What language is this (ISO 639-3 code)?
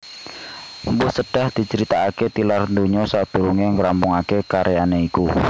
jav